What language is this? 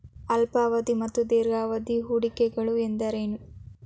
Kannada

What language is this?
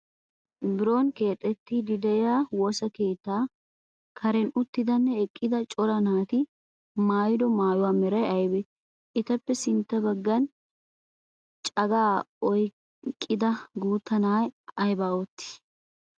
Wolaytta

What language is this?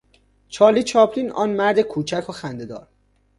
Persian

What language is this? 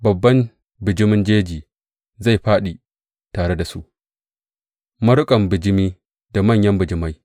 Hausa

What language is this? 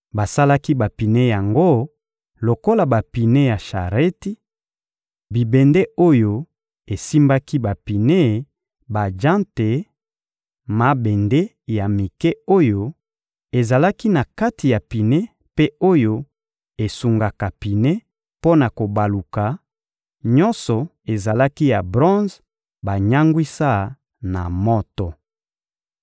Lingala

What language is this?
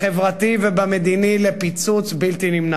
Hebrew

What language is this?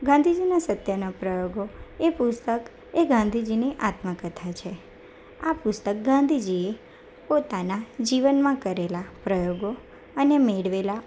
Gujarati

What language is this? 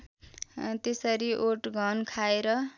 Nepali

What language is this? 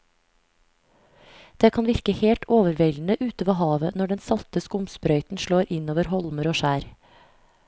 Norwegian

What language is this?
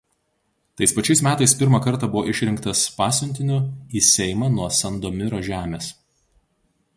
Lithuanian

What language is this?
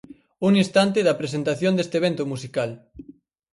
Galician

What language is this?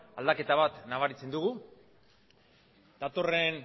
Basque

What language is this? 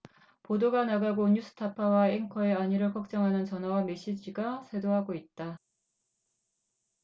Korean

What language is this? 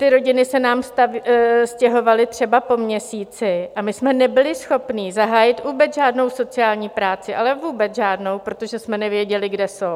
Czech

